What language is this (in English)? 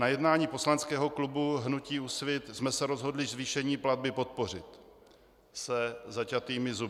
Czech